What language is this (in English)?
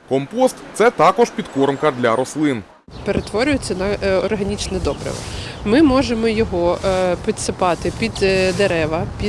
Ukrainian